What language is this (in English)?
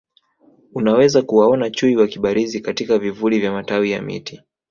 Swahili